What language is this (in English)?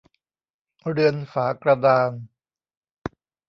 Thai